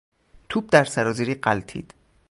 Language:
Persian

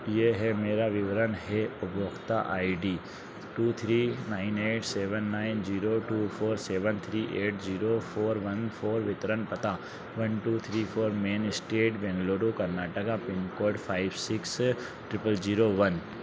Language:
Hindi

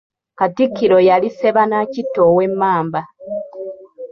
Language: Ganda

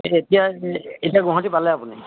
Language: Assamese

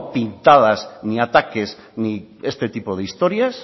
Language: Spanish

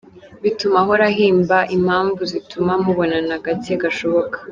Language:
Kinyarwanda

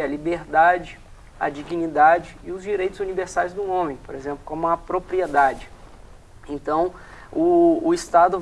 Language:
Portuguese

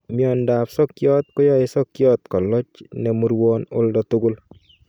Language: Kalenjin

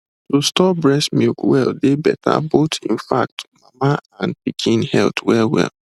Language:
Nigerian Pidgin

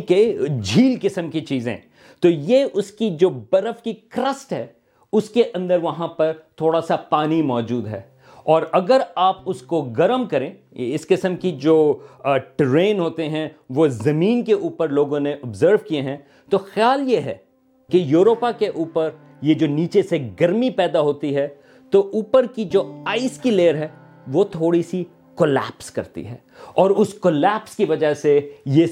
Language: Urdu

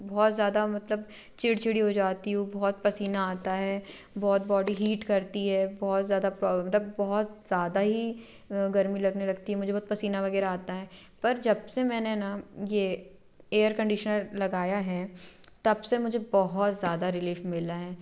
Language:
Hindi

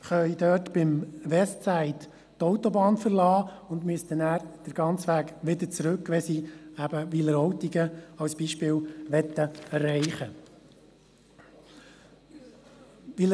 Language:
Swiss German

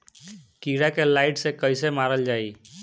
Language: Bhojpuri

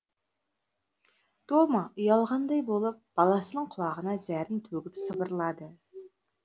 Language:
Kazakh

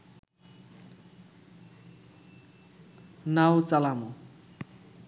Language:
Bangla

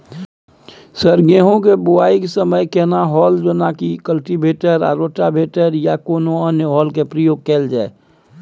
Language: Maithili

